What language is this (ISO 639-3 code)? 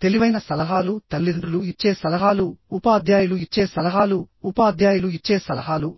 tel